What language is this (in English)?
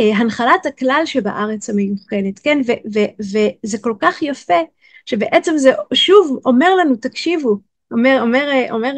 Hebrew